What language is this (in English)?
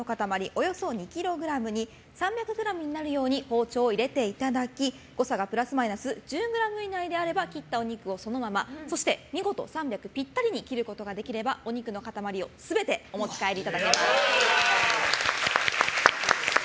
Japanese